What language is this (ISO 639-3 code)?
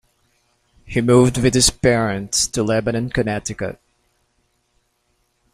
eng